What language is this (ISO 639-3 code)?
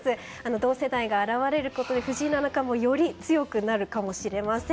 jpn